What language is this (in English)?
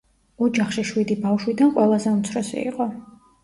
Georgian